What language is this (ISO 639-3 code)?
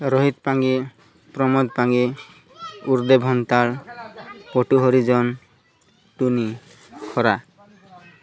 ori